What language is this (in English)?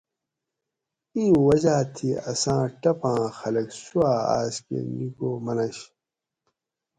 Gawri